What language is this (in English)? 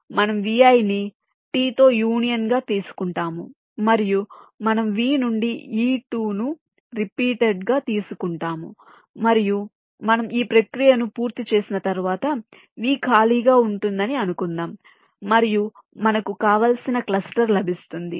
Telugu